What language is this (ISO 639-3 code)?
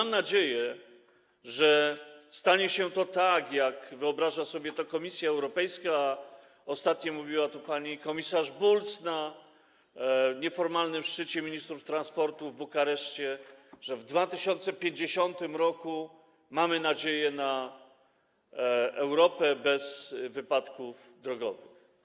pol